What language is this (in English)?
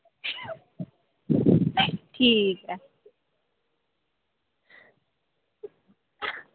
Dogri